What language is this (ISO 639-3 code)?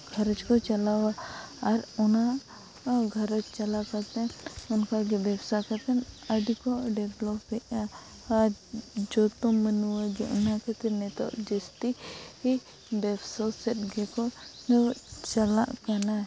sat